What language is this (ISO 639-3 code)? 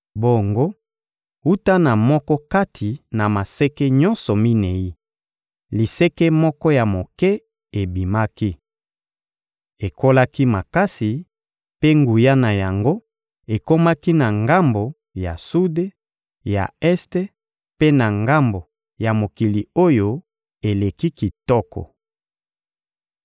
lin